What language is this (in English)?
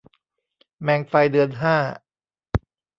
Thai